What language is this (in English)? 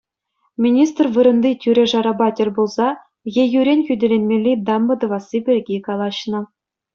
Chuvash